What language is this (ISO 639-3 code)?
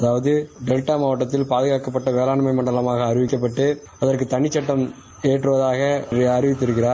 tam